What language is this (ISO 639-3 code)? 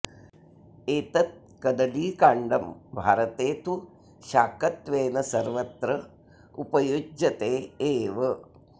san